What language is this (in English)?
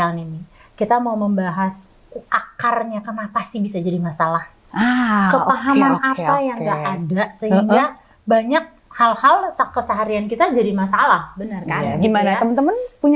Indonesian